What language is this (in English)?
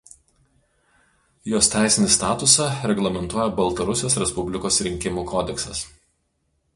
Lithuanian